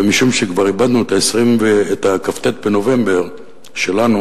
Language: Hebrew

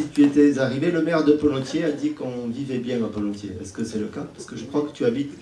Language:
French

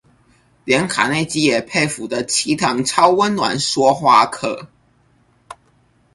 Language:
Chinese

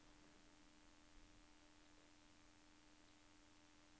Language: Norwegian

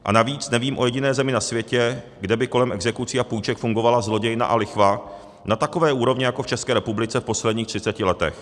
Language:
Czech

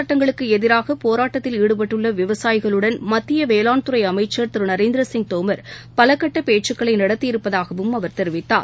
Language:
Tamil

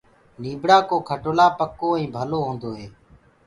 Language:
Gurgula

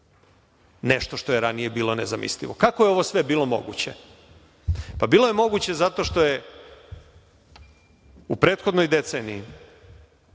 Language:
Serbian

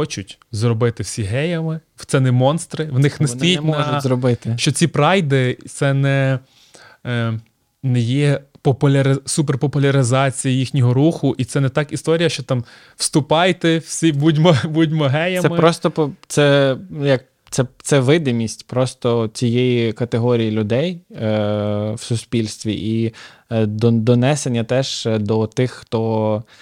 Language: Ukrainian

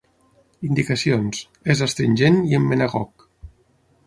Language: Catalan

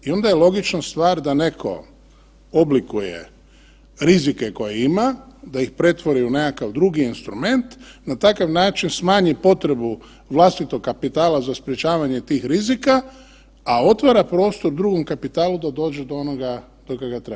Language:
Croatian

